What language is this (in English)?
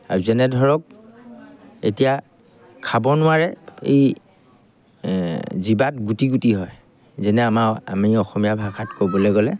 Assamese